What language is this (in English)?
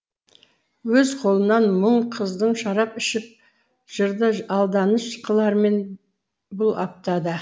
Kazakh